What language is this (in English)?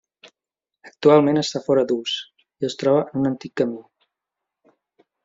Catalan